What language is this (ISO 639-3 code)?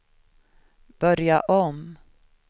swe